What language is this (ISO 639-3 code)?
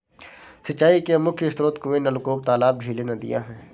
hin